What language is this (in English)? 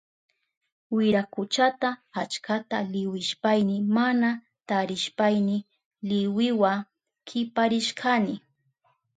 Southern Pastaza Quechua